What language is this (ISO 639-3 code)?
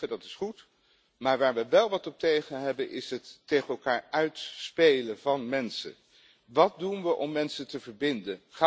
nld